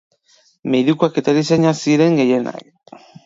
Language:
Basque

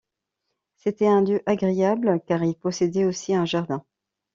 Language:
French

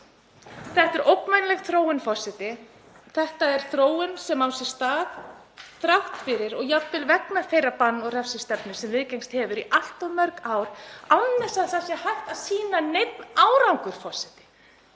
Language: Icelandic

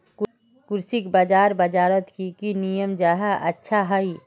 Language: Magahi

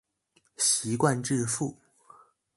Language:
Chinese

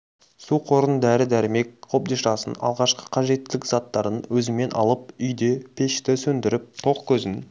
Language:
Kazakh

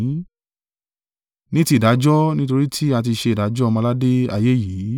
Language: Yoruba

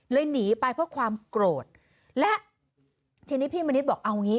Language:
Thai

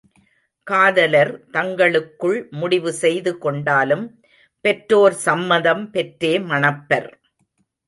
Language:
Tamil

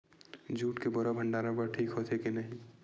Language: Chhattisgarhi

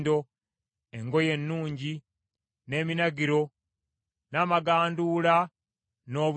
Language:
Ganda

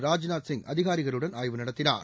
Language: Tamil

